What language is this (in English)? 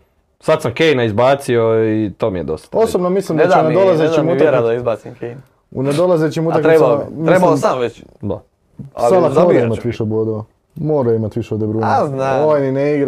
Croatian